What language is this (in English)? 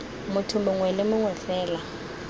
Tswana